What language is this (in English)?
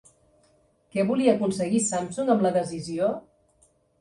Catalan